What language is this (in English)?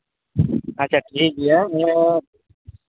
Santali